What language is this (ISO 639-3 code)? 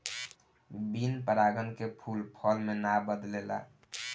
bho